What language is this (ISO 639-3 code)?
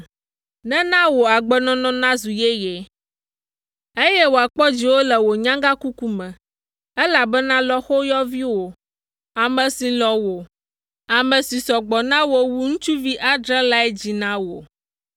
ewe